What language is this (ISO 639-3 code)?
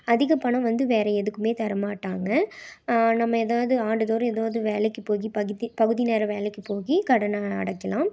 tam